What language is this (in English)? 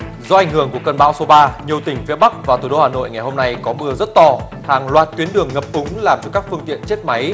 Vietnamese